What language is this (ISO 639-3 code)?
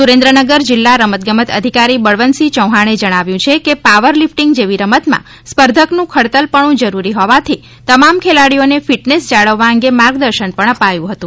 guj